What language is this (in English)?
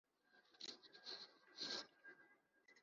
Kinyarwanda